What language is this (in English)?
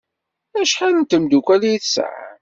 Kabyle